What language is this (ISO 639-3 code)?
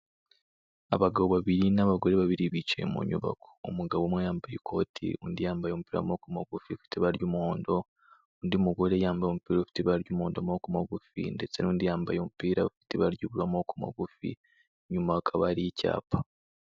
kin